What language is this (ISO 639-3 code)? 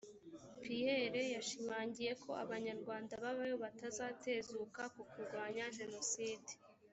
kin